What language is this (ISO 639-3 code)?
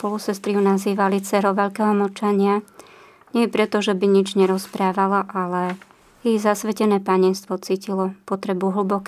slk